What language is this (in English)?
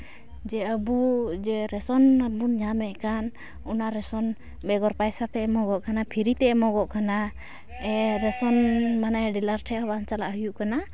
Santali